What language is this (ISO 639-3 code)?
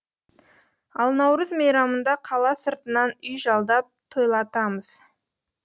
kaz